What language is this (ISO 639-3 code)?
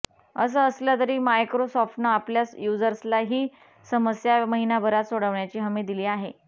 mar